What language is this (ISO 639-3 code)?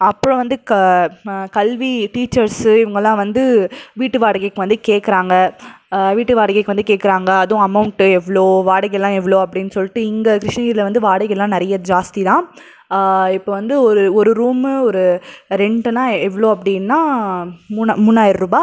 tam